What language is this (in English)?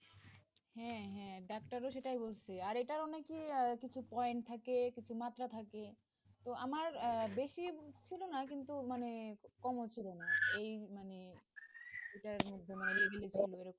Bangla